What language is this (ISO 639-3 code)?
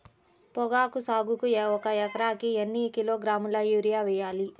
tel